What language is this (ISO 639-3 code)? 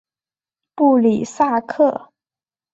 zho